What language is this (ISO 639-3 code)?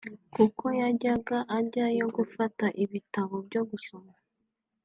kin